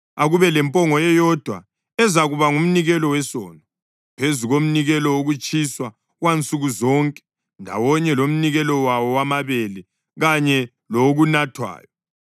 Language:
North Ndebele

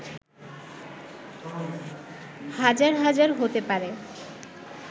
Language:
Bangla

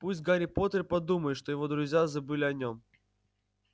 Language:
Russian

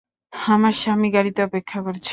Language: Bangla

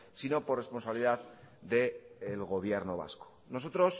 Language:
Spanish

